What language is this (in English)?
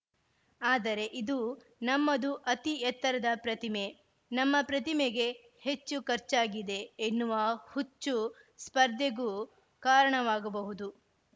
Kannada